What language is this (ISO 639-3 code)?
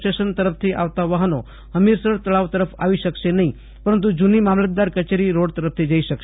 guj